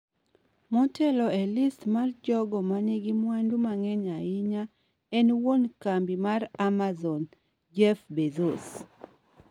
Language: Luo (Kenya and Tanzania)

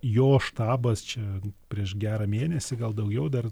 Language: Lithuanian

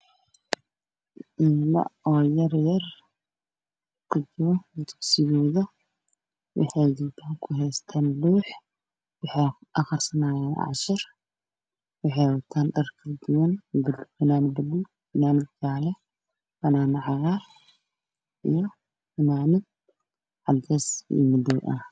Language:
Somali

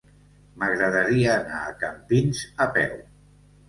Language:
Catalan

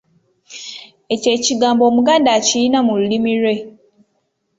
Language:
Ganda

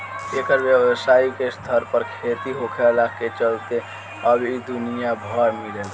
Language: Bhojpuri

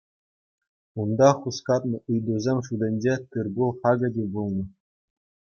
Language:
Chuvash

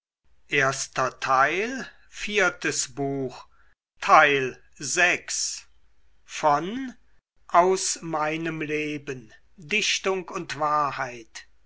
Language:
German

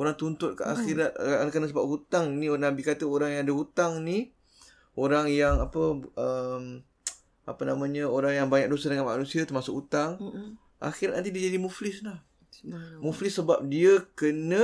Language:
Malay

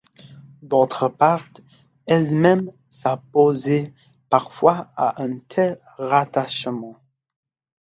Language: French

